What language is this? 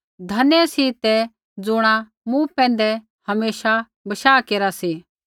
Kullu Pahari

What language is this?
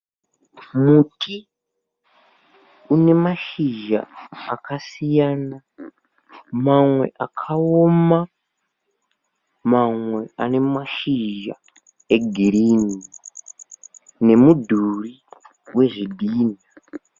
Shona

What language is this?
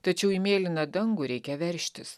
Lithuanian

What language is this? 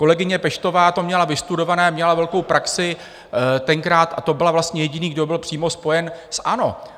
Czech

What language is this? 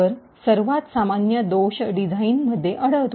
Marathi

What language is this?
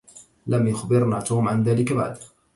Arabic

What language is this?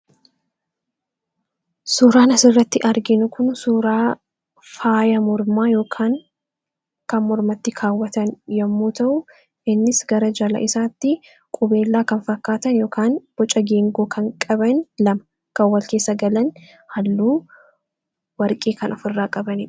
Oromo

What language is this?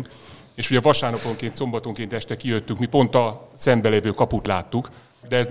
Hungarian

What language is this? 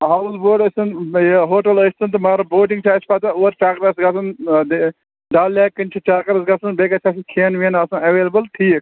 Kashmiri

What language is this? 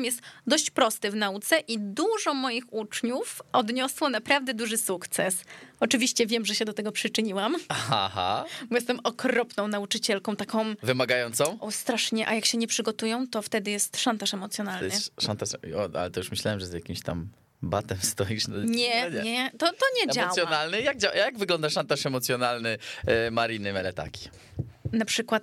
Polish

